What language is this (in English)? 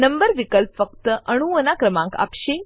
Gujarati